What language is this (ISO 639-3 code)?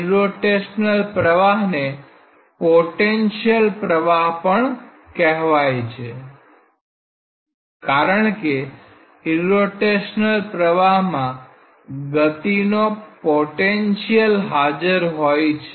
guj